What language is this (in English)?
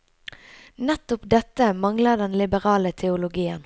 Norwegian